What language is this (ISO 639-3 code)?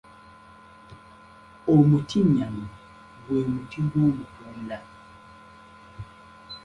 lug